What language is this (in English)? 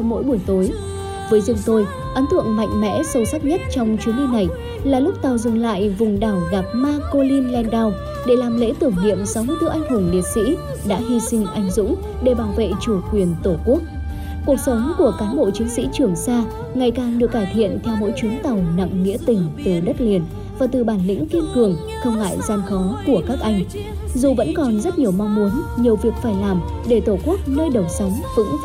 Vietnamese